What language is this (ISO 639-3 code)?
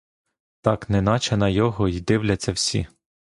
ukr